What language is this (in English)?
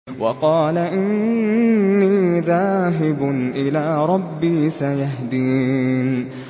Arabic